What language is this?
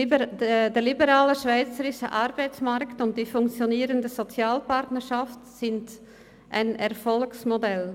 Swiss German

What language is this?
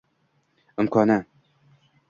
Uzbek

